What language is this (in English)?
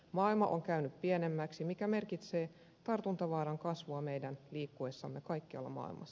Finnish